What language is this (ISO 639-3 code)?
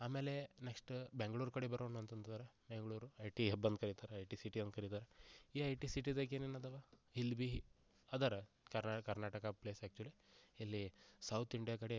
kan